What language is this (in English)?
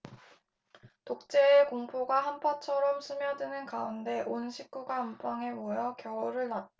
Korean